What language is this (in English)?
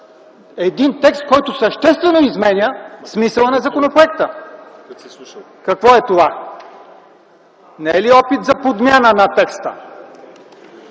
Bulgarian